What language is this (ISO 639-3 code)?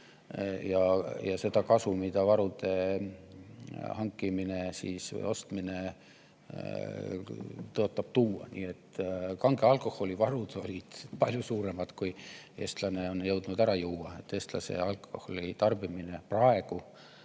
est